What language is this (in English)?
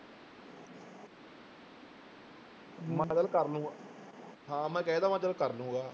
Punjabi